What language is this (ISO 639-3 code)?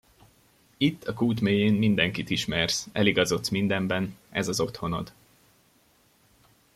hun